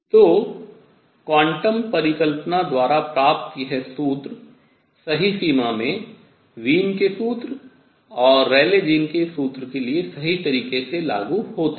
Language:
Hindi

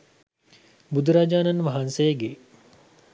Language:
Sinhala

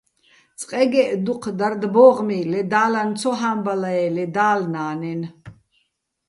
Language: Bats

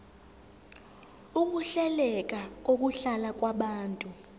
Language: Zulu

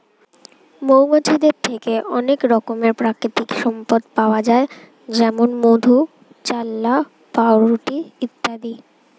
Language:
Bangla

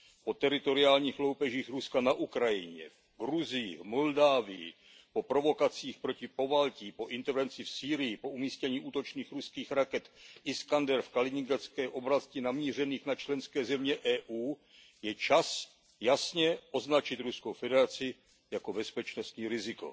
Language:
Czech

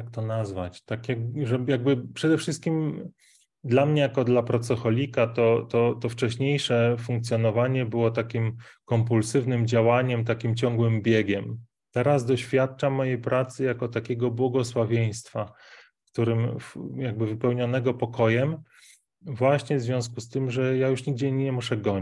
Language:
Polish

